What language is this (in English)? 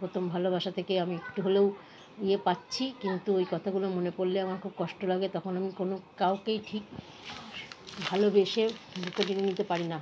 Romanian